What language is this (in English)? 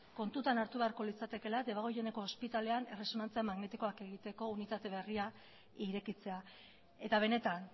Basque